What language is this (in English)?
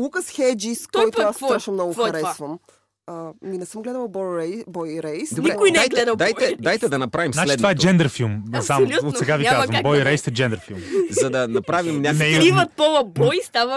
Bulgarian